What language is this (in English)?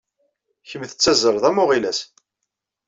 Kabyle